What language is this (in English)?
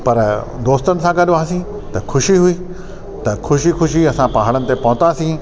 Sindhi